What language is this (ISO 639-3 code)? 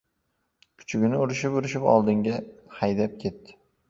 uzb